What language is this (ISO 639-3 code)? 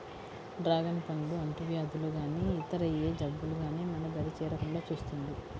tel